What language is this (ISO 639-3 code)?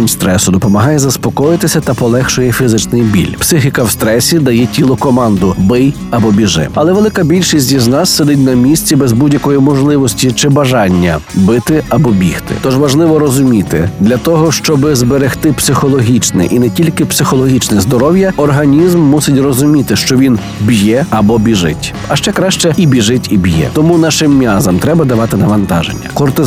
ukr